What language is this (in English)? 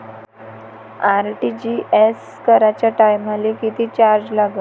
Marathi